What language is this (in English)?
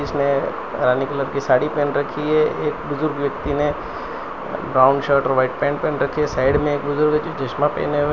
Hindi